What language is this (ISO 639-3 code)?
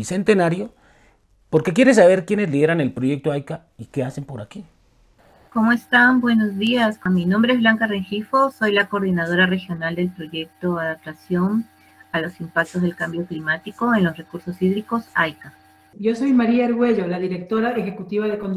spa